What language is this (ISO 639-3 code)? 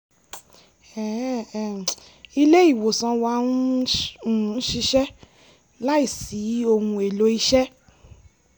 yor